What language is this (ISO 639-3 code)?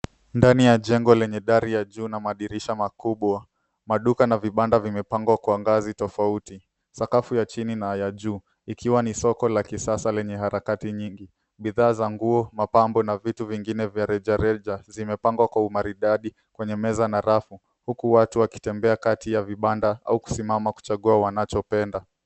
swa